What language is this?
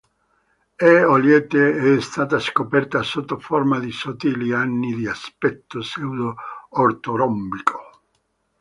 Italian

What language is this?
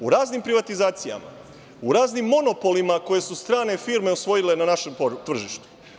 Serbian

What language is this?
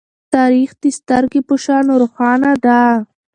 Pashto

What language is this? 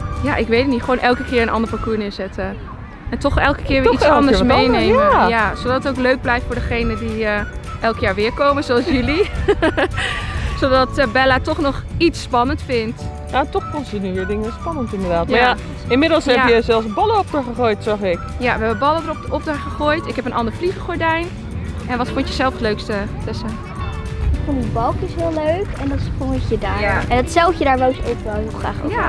Dutch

